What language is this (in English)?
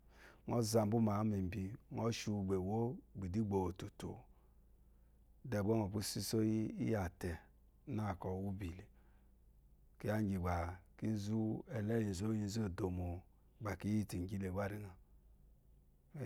Eloyi